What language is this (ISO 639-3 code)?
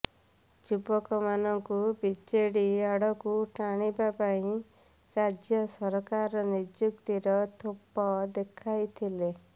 ori